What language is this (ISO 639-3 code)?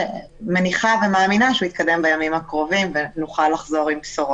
heb